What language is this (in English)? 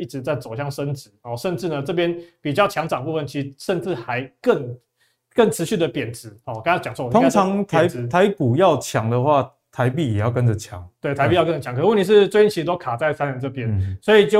Chinese